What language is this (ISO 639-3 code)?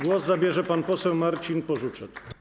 pol